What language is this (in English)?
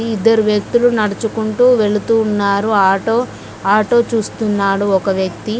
Telugu